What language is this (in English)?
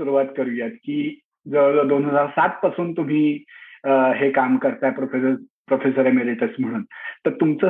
Marathi